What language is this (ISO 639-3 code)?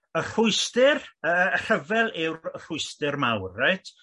cym